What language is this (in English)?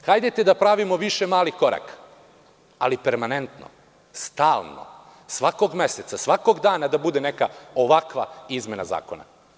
Serbian